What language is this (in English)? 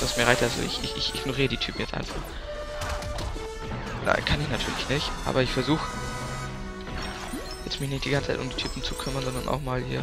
German